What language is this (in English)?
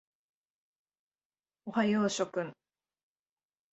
Japanese